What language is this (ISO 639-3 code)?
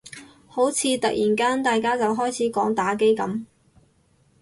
yue